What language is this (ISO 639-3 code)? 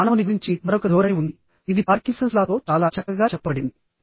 tel